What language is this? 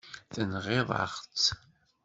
Kabyle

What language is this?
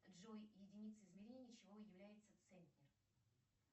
Russian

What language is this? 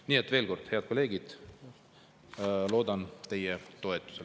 Estonian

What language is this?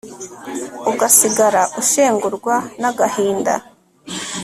Kinyarwanda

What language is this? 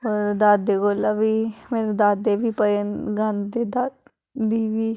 Dogri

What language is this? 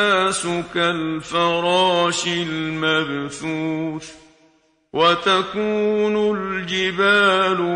Arabic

